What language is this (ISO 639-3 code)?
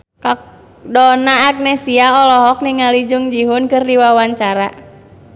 sun